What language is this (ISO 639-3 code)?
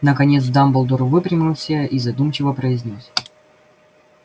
rus